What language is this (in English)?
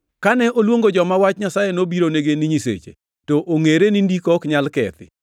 Luo (Kenya and Tanzania)